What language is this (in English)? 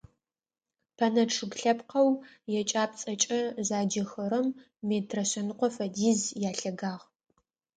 Adyghe